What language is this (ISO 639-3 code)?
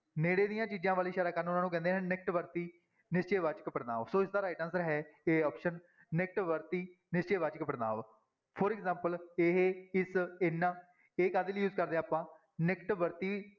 pan